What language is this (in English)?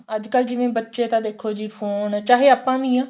Punjabi